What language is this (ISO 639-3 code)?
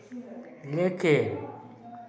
mai